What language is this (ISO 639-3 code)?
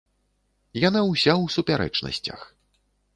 bel